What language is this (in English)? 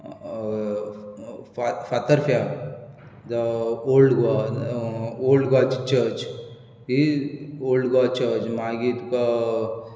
Konkani